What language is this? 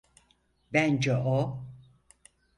Turkish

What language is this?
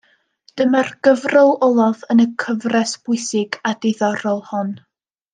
Welsh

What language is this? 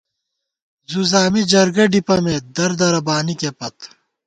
Gawar-Bati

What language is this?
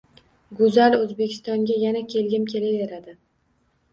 Uzbek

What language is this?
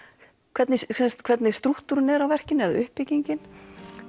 Icelandic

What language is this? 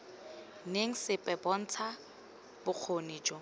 Tswana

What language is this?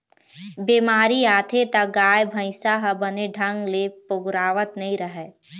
Chhattisgarhi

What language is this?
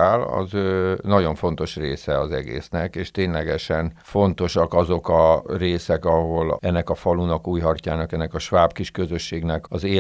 Hungarian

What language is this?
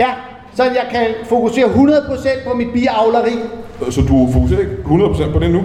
Danish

